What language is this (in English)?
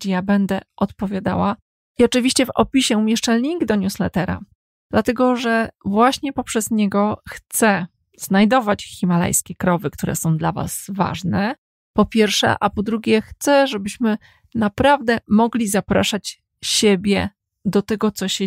Polish